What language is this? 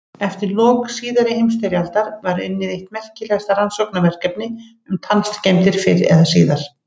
Icelandic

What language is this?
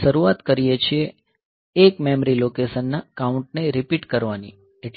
Gujarati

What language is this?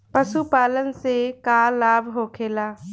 Bhojpuri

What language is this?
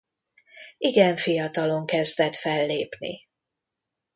Hungarian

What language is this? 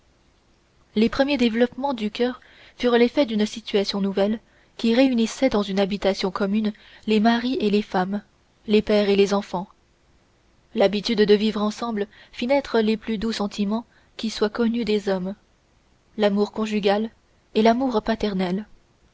French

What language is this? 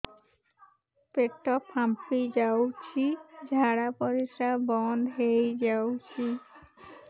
Odia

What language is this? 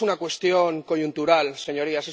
Spanish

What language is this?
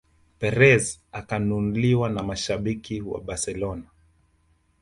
Swahili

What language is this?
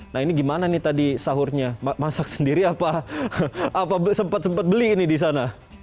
Indonesian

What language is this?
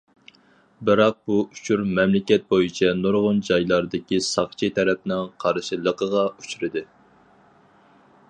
Uyghur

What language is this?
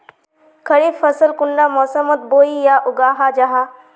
Magahi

